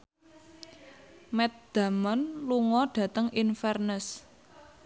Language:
Javanese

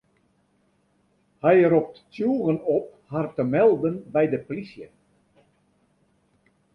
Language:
Western Frisian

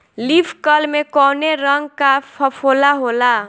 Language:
Bhojpuri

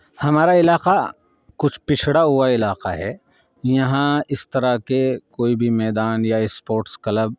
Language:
Urdu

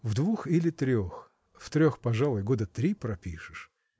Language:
Russian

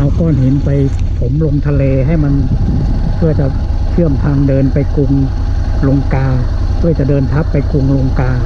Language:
Thai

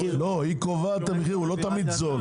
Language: Hebrew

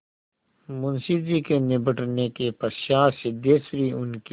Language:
Hindi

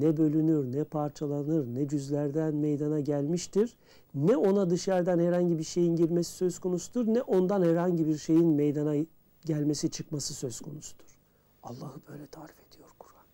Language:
Turkish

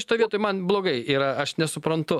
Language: Lithuanian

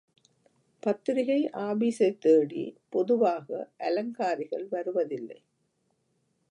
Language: Tamil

